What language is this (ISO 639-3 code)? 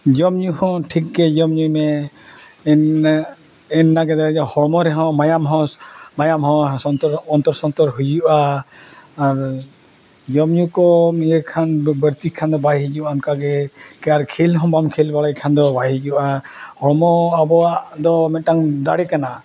sat